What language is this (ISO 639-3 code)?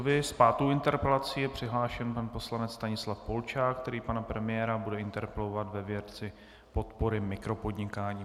ces